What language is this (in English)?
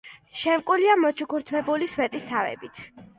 Georgian